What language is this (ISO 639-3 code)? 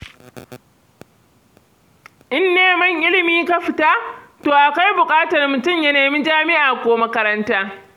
hau